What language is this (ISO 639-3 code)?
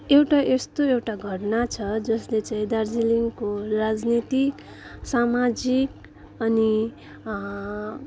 nep